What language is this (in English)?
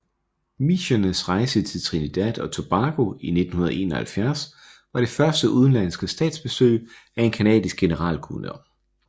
Danish